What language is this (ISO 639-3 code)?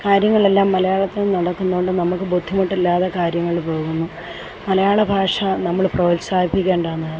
mal